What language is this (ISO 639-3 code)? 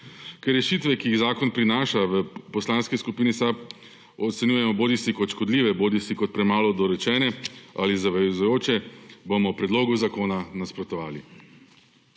slv